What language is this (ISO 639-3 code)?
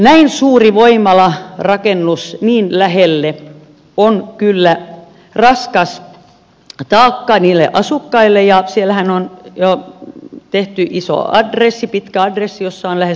fin